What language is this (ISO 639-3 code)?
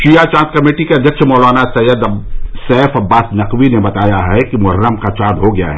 hin